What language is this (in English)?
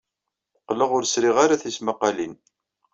Kabyle